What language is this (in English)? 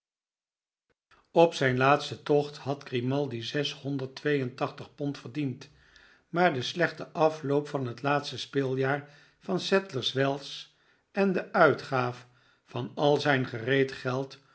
Dutch